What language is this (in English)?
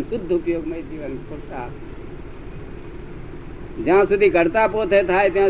Gujarati